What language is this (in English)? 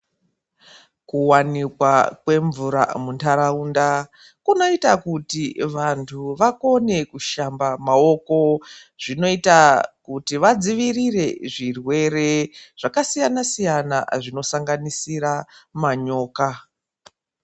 Ndau